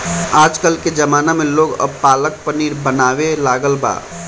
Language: Bhojpuri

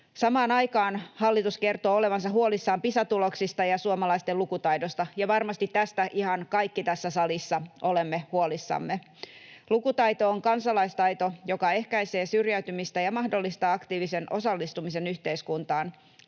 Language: Finnish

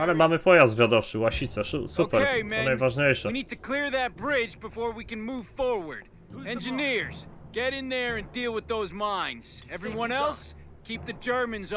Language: Polish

